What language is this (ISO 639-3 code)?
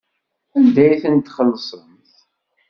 kab